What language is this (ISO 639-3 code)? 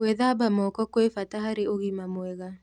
kik